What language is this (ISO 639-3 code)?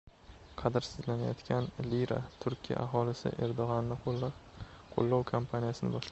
uzb